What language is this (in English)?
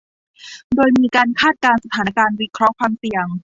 Thai